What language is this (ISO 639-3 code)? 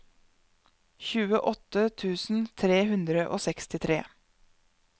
nor